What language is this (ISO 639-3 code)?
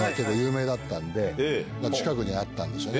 jpn